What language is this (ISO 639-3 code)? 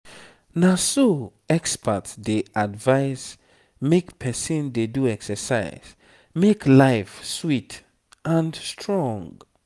pcm